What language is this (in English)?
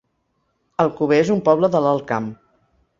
Catalan